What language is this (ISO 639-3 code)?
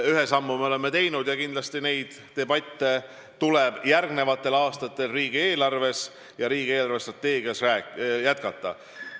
est